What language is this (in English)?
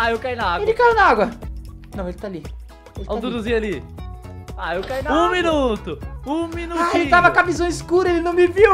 Portuguese